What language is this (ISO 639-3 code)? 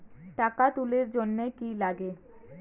ben